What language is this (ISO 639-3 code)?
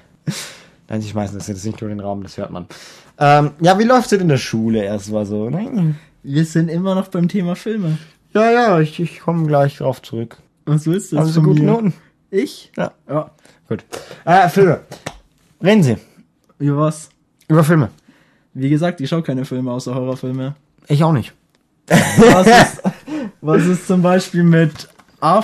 deu